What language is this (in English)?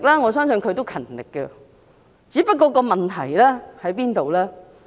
Cantonese